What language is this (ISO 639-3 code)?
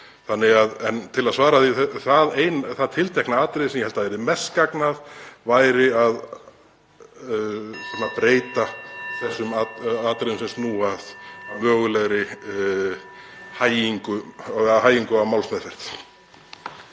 isl